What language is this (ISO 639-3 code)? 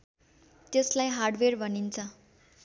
nep